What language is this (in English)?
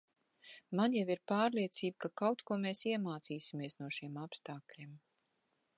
Latvian